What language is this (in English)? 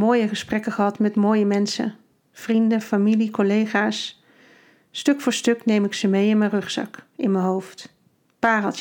Dutch